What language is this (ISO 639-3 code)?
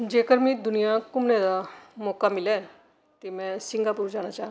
doi